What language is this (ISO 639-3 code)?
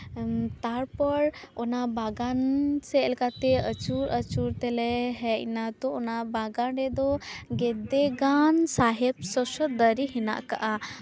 sat